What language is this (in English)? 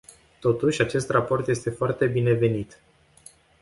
Romanian